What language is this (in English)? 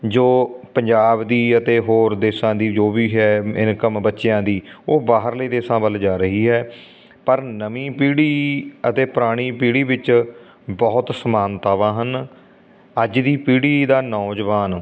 Punjabi